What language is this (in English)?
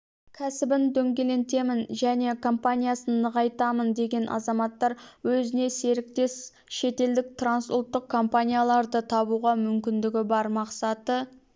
Kazakh